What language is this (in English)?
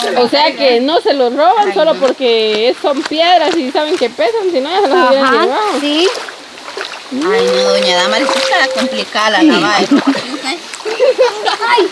Spanish